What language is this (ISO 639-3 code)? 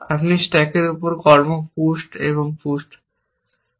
ben